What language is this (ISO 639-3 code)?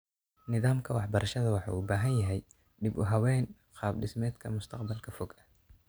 som